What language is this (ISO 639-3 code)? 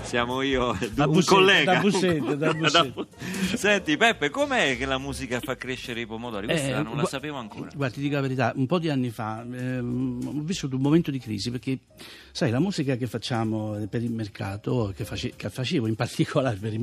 ita